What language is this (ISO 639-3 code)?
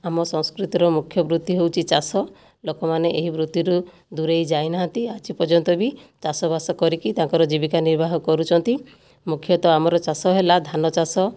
ori